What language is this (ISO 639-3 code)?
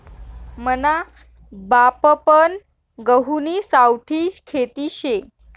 mar